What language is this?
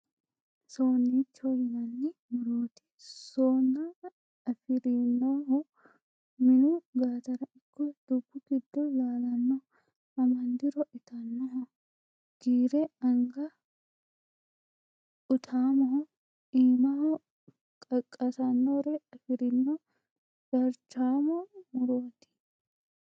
Sidamo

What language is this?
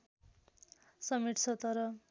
Nepali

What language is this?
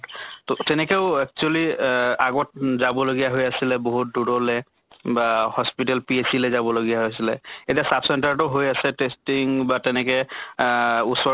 Assamese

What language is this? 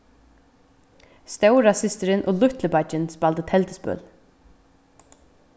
Faroese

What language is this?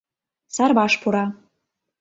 Mari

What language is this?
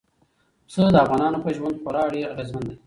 Pashto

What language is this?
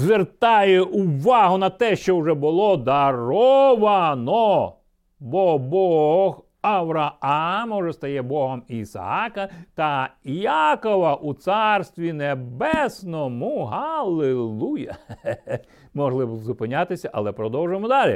Ukrainian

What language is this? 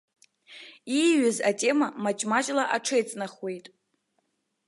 Abkhazian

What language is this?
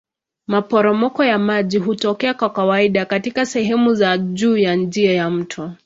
Swahili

